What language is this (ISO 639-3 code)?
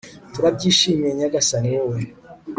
kin